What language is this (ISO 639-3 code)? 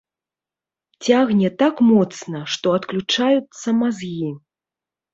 bel